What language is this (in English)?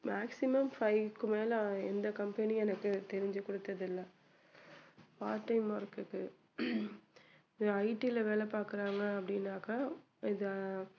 Tamil